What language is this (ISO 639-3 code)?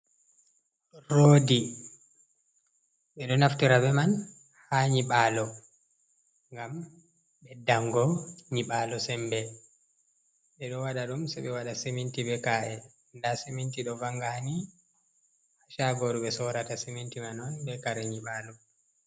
ful